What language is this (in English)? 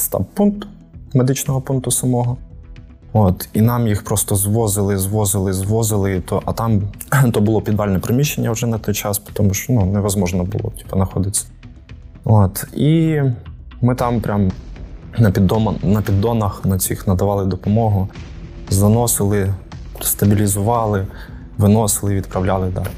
Ukrainian